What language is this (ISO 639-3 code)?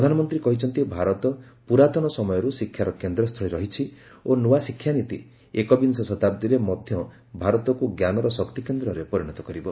ori